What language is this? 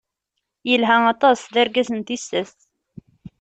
Kabyle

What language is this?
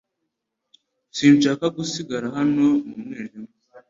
Kinyarwanda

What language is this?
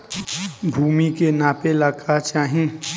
Bhojpuri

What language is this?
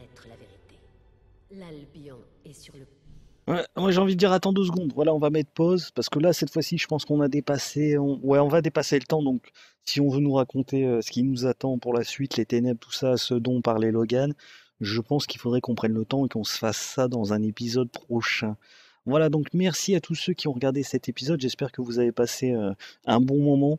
French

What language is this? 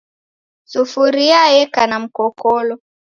Taita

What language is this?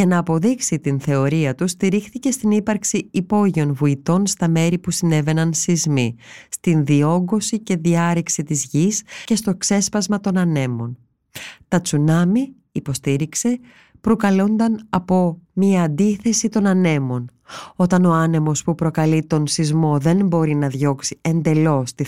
Greek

